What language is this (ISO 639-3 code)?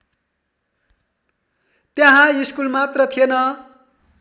nep